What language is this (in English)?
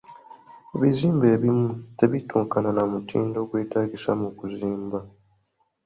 Ganda